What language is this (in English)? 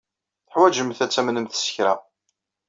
Kabyle